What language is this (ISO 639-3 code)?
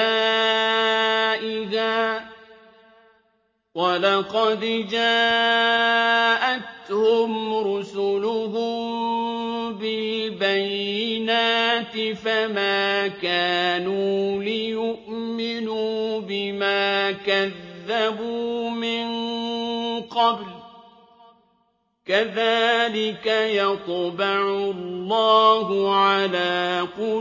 ara